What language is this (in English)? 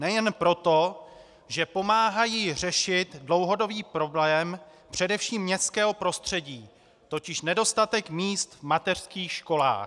Czech